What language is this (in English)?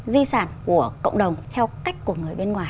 Vietnamese